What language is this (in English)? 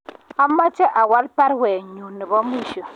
Kalenjin